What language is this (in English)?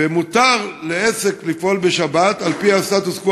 Hebrew